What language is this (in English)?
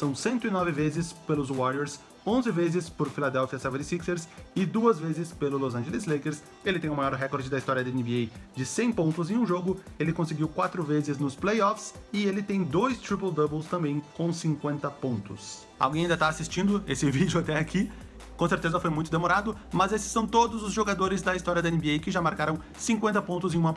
Portuguese